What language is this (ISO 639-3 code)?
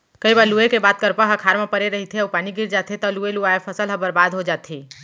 hne